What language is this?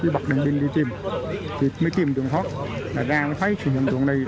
Vietnamese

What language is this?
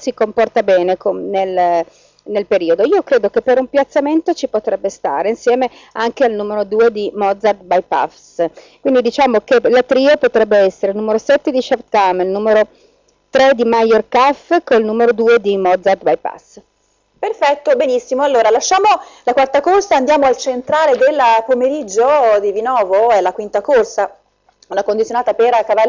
Italian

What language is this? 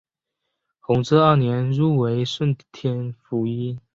Chinese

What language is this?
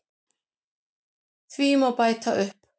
Icelandic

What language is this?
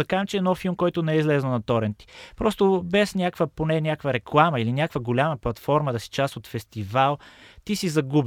Bulgarian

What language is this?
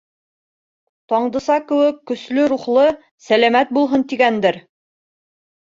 Bashkir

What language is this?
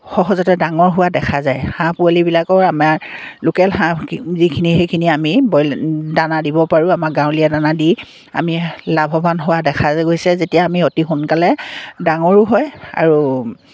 Assamese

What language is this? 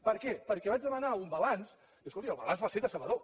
Catalan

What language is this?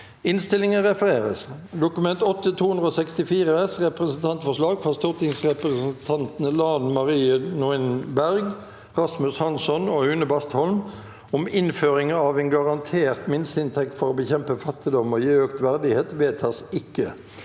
Norwegian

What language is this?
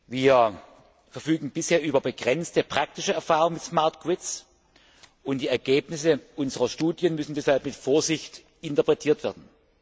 German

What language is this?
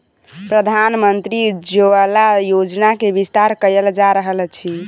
Maithili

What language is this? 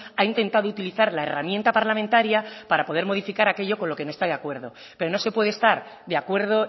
Spanish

